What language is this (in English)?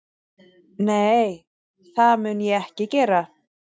Icelandic